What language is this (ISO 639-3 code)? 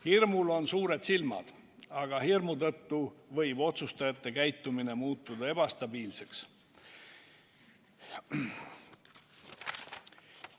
est